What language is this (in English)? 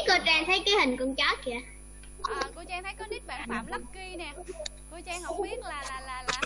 Vietnamese